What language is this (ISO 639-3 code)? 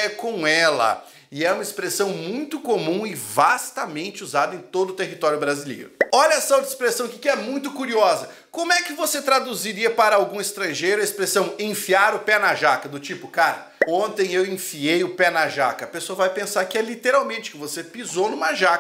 por